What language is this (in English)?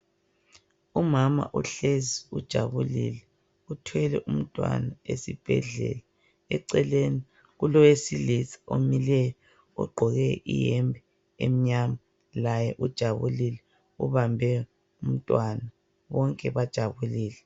North Ndebele